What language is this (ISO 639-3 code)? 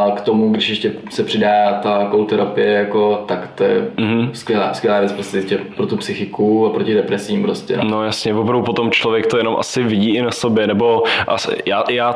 ces